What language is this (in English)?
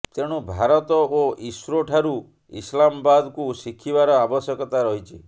Odia